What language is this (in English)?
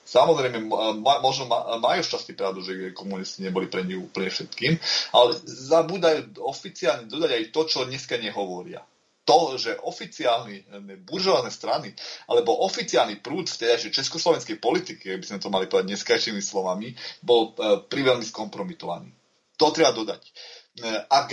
Slovak